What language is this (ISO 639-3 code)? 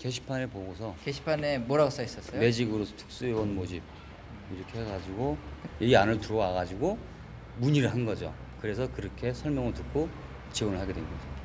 kor